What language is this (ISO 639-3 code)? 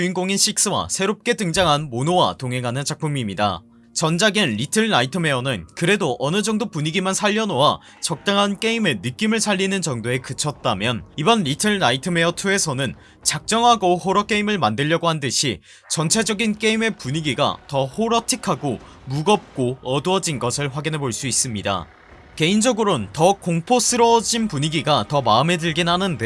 kor